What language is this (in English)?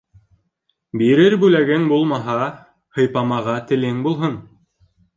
Bashkir